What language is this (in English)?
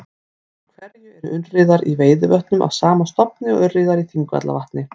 Icelandic